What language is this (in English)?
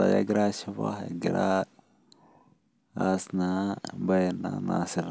Masai